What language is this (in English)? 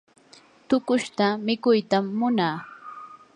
Yanahuanca Pasco Quechua